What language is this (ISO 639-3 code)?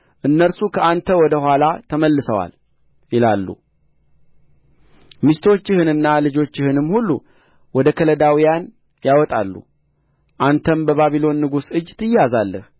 amh